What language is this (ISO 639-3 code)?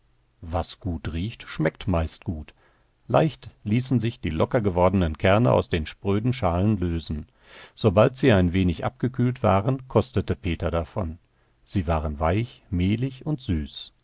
deu